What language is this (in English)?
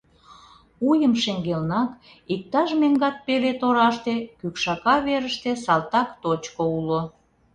Mari